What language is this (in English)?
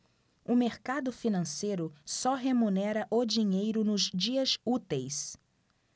Portuguese